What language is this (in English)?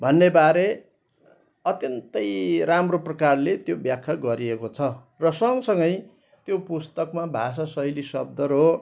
Nepali